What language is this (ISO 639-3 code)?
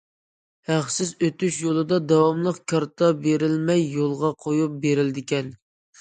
uig